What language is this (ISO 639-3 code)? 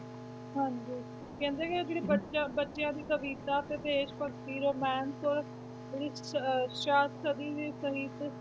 pan